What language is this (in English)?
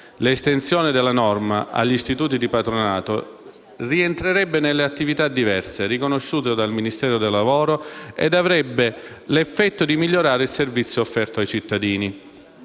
Italian